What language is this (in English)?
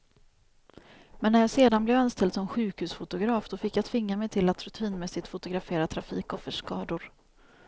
Swedish